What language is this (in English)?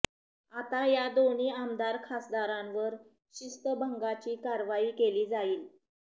Marathi